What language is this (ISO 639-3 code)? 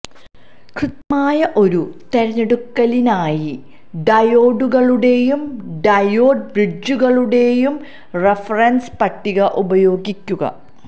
mal